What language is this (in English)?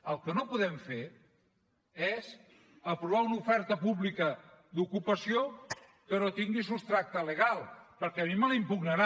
Catalan